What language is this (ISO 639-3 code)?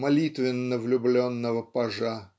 rus